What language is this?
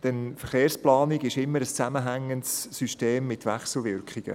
Swiss German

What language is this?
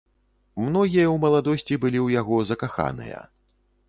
Belarusian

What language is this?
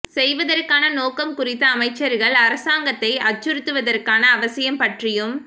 Tamil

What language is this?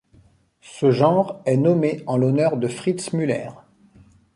French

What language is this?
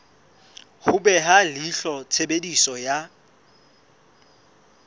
Southern Sotho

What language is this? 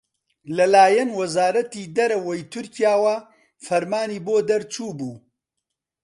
Central Kurdish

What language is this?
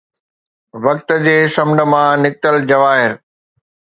Sindhi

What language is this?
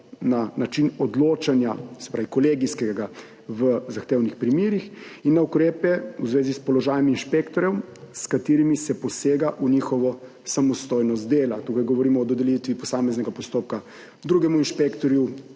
Slovenian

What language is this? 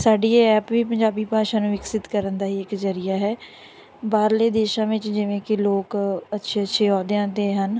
Punjabi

